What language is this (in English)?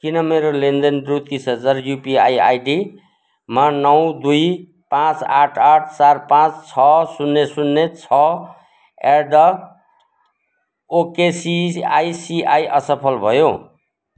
Nepali